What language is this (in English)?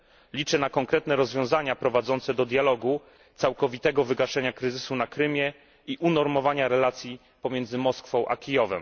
Polish